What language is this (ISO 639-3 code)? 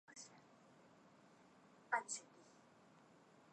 zho